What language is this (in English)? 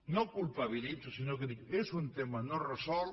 Catalan